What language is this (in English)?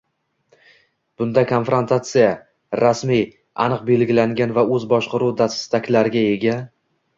Uzbek